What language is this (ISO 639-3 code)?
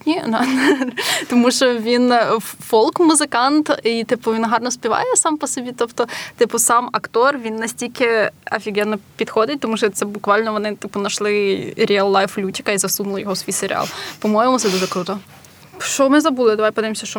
ukr